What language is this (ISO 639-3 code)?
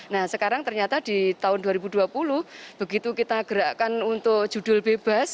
ind